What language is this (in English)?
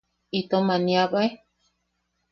Yaqui